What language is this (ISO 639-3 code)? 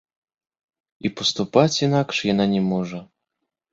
bel